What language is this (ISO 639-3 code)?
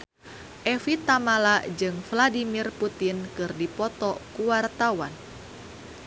sun